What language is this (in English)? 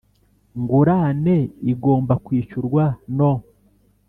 Kinyarwanda